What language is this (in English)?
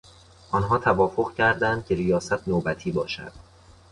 Persian